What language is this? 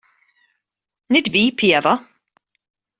Welsh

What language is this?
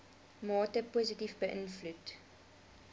Afrikaans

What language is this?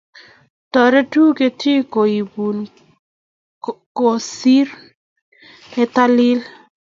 Kalenjin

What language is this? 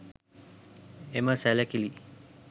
Sinhala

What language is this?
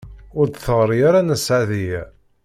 Kabyle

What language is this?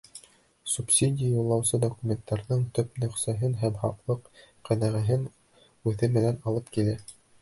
Bashkir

